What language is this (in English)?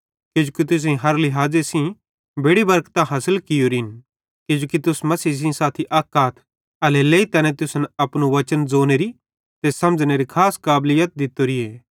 Bhadrawahi